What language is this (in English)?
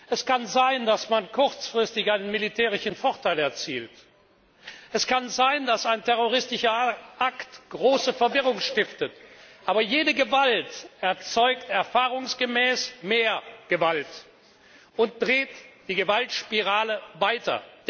German